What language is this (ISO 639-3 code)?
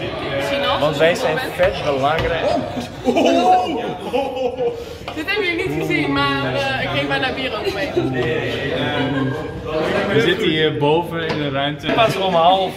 nld